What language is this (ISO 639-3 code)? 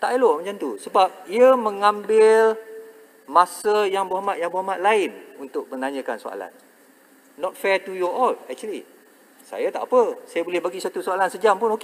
msa